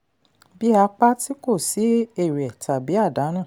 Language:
Yoruba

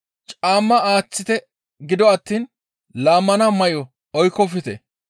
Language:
Gamo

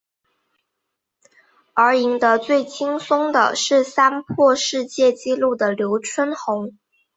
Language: Chinese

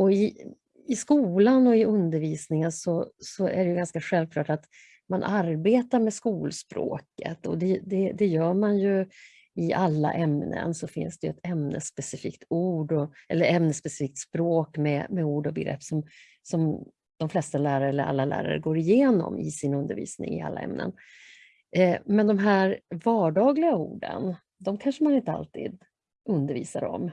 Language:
Swedish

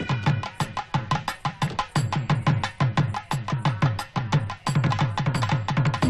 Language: Malayalam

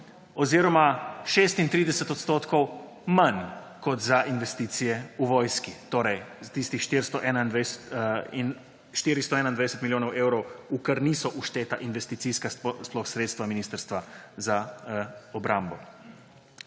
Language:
Slovenian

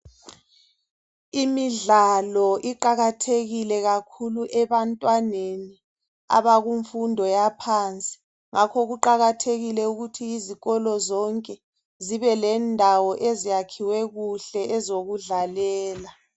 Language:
North Ndebele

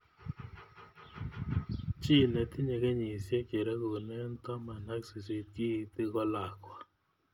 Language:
Kalenjin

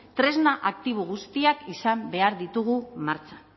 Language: Basque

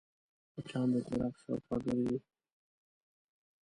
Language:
Pashto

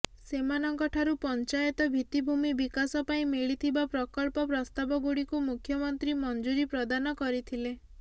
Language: Odia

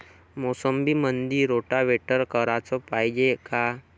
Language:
Marathi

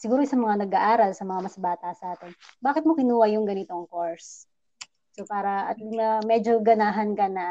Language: Filipino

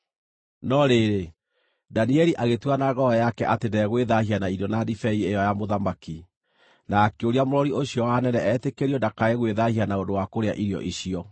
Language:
Kikuyu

